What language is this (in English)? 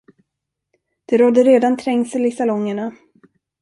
Swedish